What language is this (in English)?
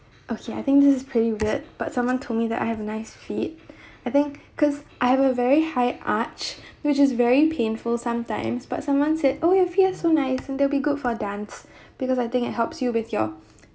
English